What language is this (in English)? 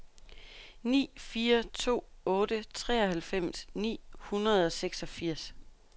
Danish